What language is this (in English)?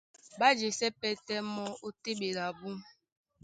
Duala